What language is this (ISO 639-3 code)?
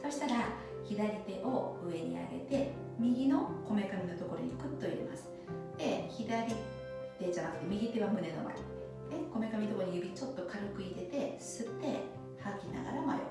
jpn